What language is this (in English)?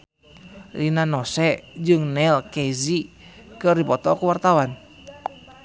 Sundanese